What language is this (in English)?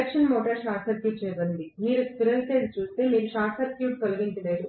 Telugu